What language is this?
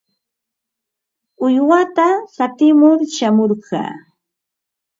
Ambo-Pasco Quechua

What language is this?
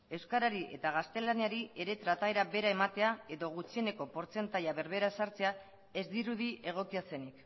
Basque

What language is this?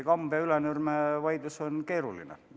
Estonian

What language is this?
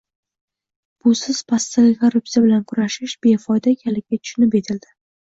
Uzbek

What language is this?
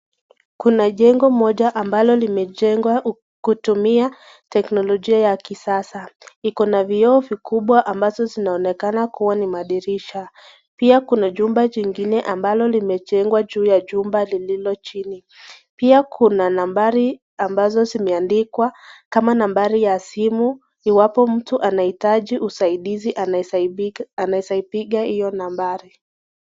Swahili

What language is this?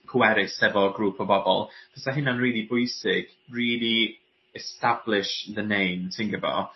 Welsh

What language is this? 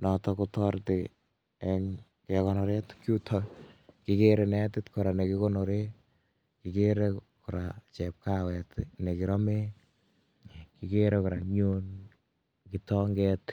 Kalenjin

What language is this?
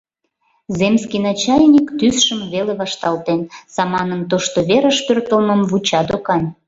Mari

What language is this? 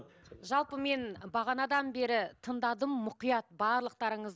Kazakh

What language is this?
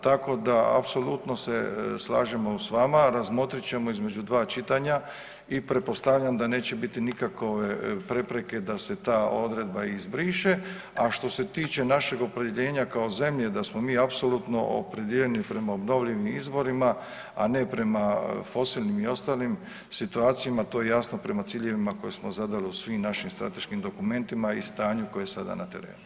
Croatian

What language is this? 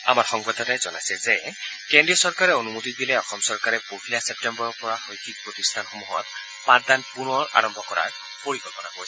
Assamese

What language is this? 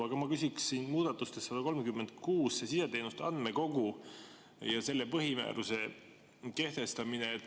Estonian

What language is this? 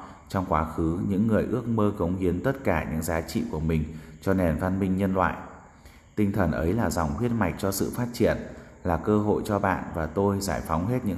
Vietnamese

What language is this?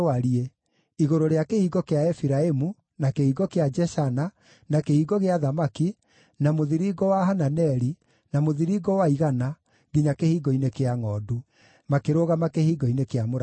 Kikuyu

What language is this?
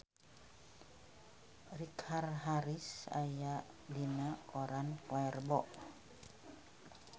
Sundanese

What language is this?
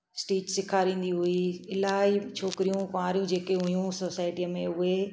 Sindhi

